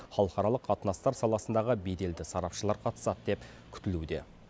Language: Kazakh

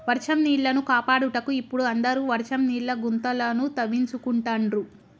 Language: Telugu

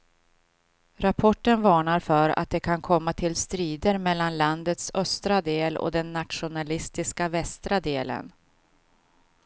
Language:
Swedish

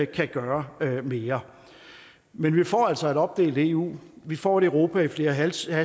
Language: Danish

